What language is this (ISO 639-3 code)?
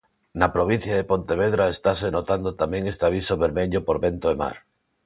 glg